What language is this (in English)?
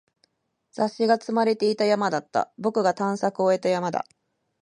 Japanese